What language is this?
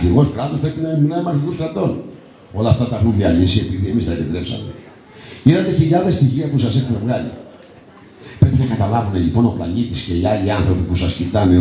Greek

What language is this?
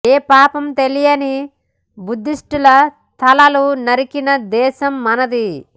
Telugu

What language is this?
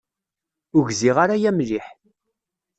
Kabyle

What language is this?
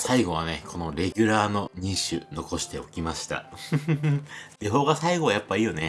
Japanese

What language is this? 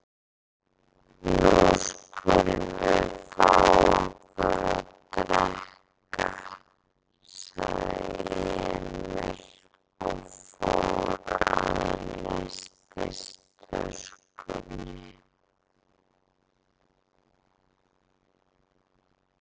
Icelandic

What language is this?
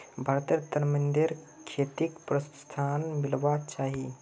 Magahi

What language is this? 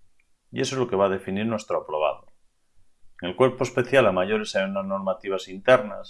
Spanish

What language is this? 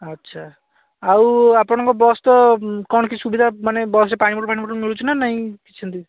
Odia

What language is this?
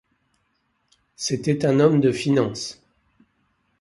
French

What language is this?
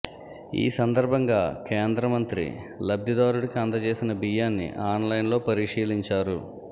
Telugu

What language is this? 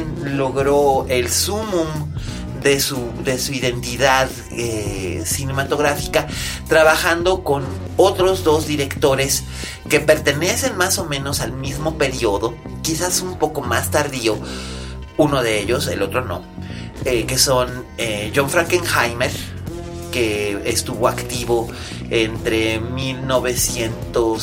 Spanish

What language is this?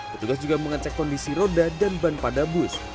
Indonesian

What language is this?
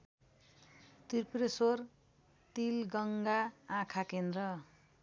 Nepali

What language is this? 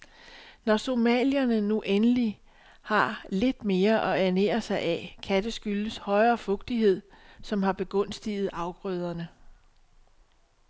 Danish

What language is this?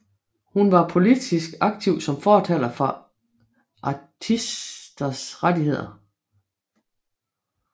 Danish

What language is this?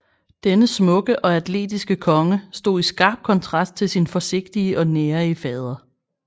Danish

